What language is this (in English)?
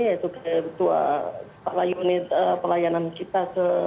Indonesian